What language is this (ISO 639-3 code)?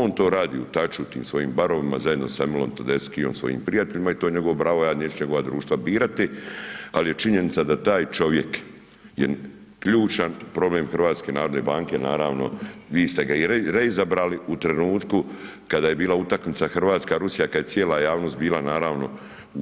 hrv